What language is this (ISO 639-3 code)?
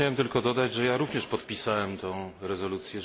pol